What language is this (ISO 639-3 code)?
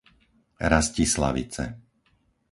slk